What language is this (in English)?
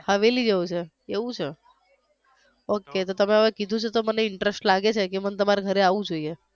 Gujarati